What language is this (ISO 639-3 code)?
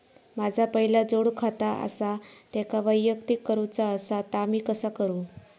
mar